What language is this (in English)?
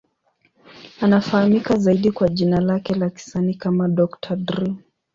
Swahili